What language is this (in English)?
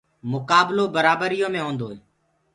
Gurgula